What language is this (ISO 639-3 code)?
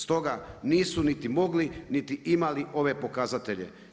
hrv